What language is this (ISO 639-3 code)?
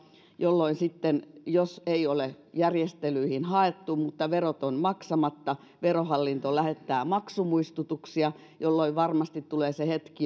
fin